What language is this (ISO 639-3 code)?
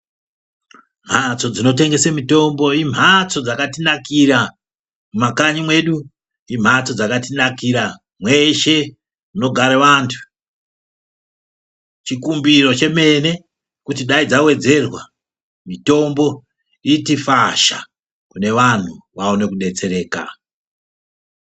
ndc